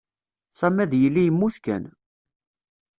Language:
Kabyle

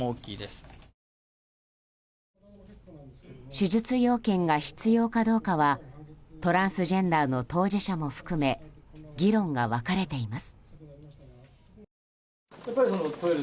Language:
Japanese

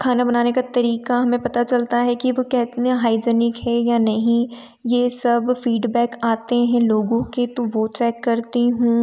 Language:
Hindi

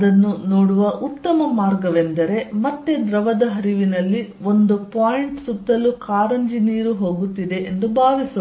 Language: Kannada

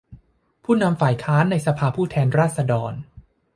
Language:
Thai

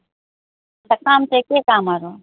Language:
Nepali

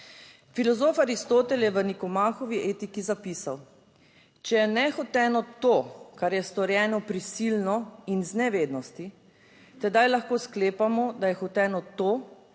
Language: Slovenian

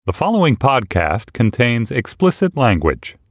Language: English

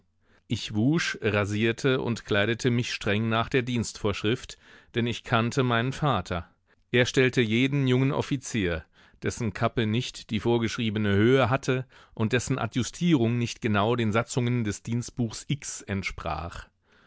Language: German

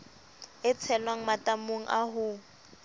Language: Southern Sotho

